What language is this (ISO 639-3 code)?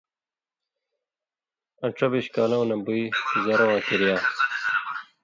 mvy